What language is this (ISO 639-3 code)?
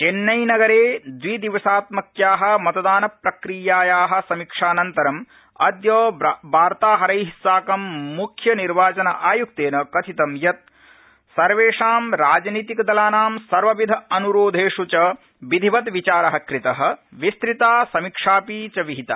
san